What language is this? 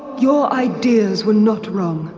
English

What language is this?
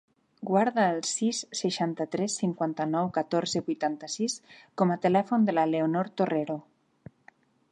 Catalan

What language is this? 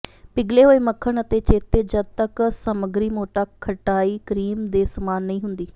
Punjabi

